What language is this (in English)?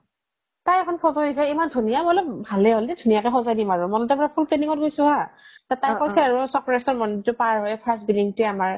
Assamese